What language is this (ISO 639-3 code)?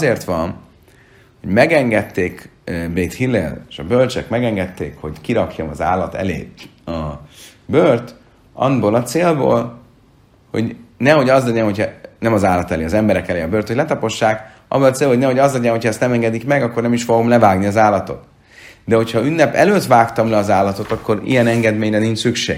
hun